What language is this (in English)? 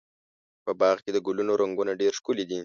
Pashto